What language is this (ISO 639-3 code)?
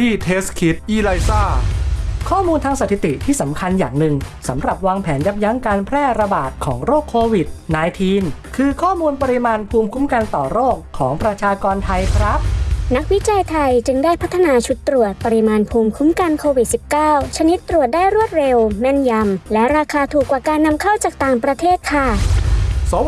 tha